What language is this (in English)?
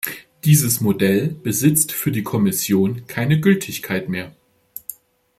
German